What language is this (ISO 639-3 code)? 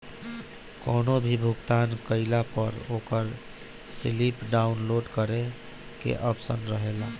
bho